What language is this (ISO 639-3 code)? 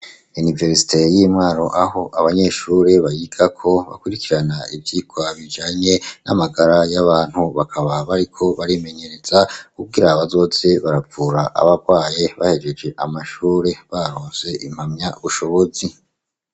run